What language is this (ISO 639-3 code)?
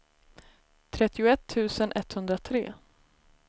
swe